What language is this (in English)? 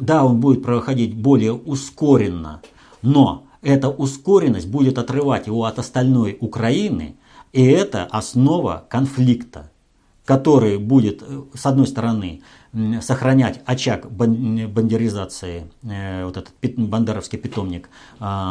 Russian